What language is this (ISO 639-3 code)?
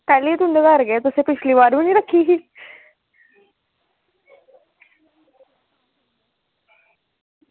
doi